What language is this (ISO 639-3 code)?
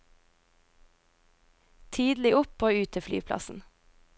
nor